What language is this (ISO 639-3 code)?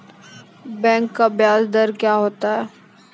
mai